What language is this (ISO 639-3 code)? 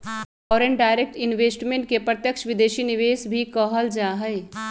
mag